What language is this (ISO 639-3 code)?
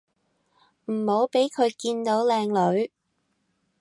yue